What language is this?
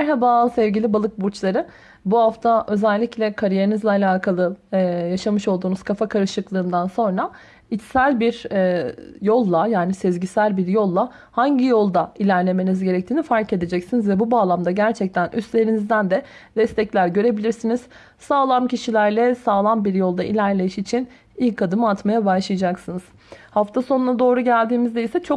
Turkish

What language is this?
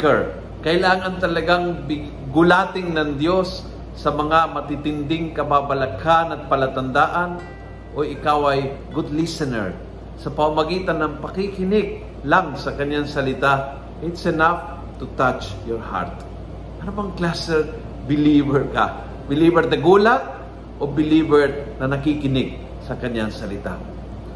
Filipino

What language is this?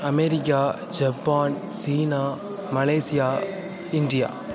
Tamil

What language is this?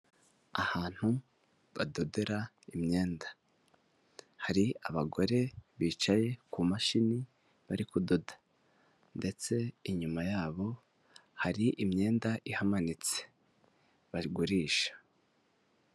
Kinyarwanda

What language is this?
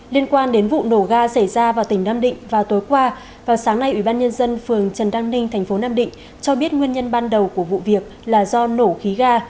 Vietnamese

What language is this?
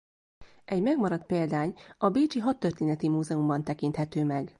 Hungarian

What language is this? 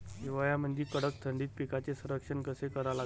Marathi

